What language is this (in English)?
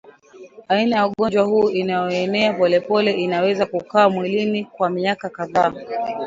Swahili